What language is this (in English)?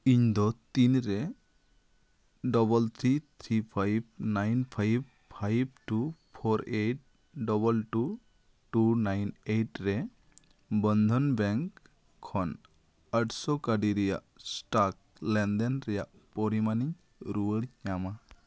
Santali